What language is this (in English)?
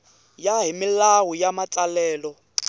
Tsonga